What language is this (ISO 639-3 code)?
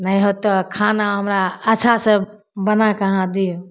mai